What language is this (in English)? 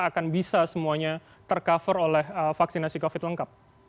Indonesian